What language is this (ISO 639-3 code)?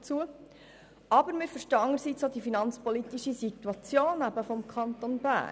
gsw